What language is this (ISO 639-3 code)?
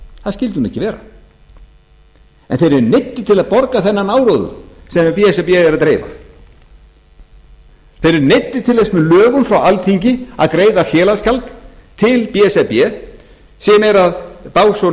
isl